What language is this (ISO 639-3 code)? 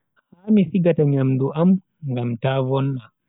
fui